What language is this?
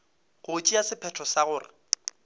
Northern Sotho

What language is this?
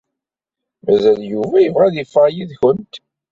Kabyle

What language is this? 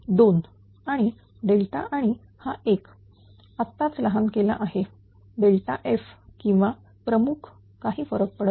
Marathi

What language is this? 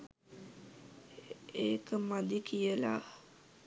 Sinhala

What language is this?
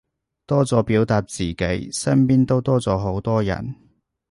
Cantonese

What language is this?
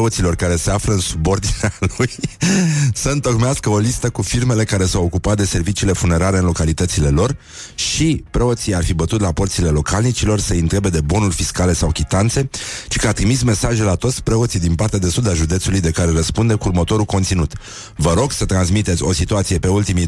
Romanian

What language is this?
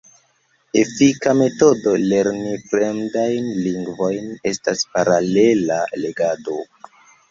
Esperanto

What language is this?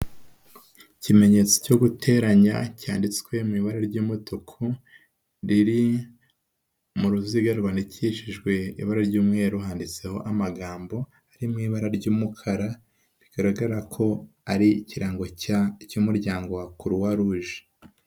Kinyarwanda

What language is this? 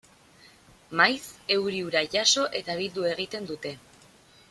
Basque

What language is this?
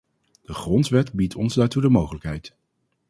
Dutch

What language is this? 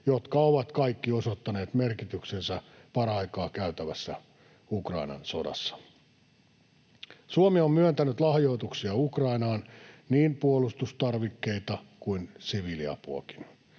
Finnish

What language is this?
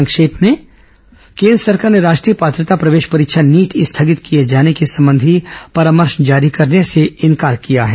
Hindi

